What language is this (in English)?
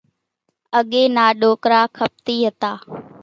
Kachi Koli